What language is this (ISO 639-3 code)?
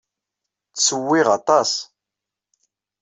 kab